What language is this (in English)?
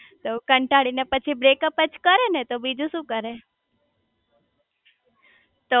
Gujarati